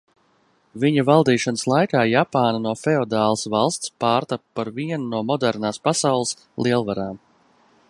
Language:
Latvian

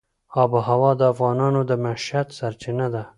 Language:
Pashto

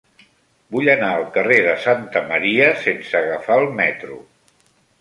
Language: Catalan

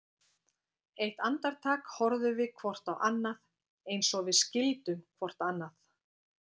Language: Icelandic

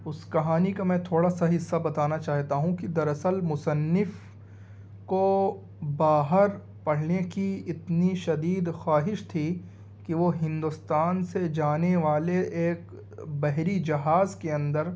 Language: Urdu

